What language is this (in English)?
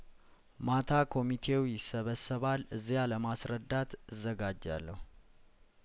Amharic